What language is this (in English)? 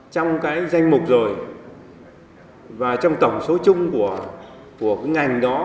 Vietnamese